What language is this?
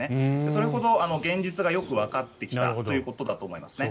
Japanese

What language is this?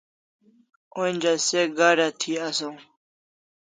Kalasha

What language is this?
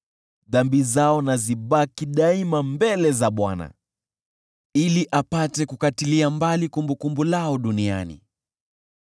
Swahili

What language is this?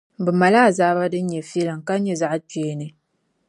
Dagbani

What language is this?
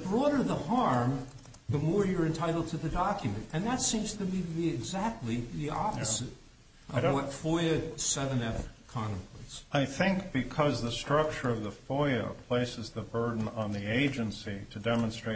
English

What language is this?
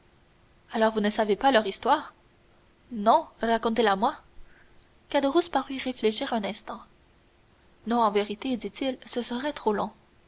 French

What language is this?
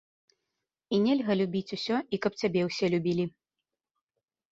Belarusian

